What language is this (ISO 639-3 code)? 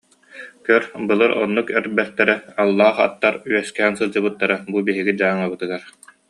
sah